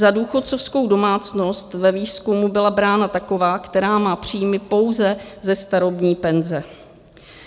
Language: Czech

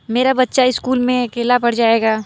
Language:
Hindi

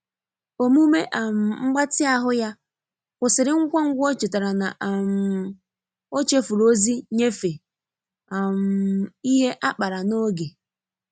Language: Igbo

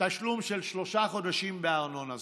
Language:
Hebrew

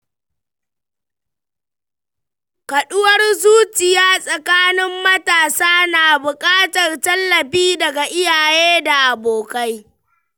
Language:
Hausa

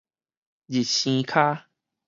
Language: Min Nan Chinese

